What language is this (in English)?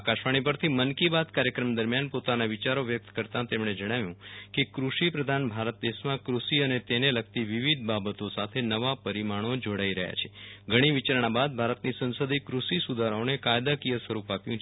Gujarati